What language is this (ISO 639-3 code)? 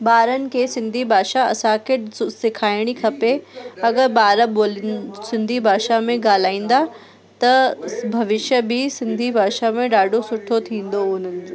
snd